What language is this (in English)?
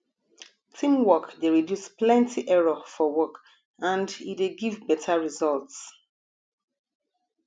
Nigerian Pidgin